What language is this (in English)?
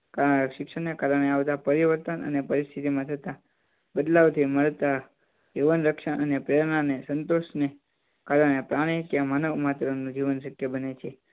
Gujarati